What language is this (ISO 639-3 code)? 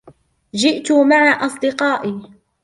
ara